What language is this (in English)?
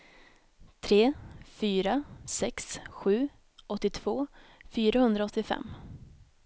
Swedish